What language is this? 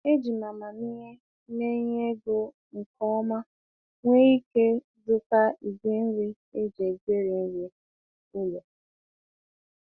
Igbo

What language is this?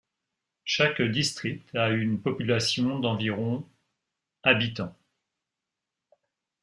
French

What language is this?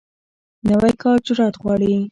Pashto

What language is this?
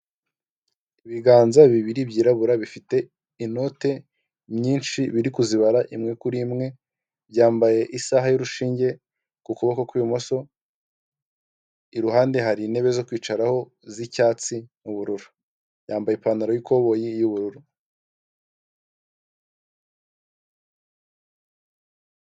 Kinyarwanda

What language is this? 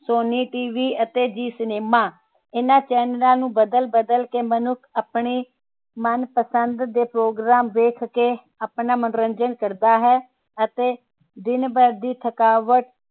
Punjabi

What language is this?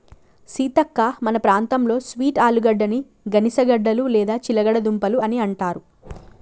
Telugu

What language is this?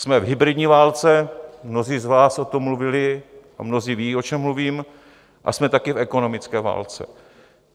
Czech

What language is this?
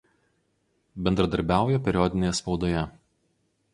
Lithuanian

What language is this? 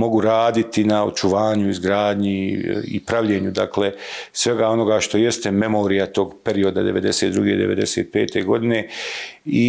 Croatian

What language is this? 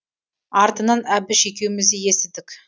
Kazakh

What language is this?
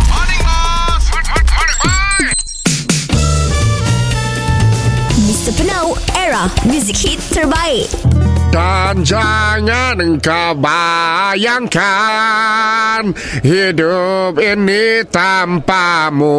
Malay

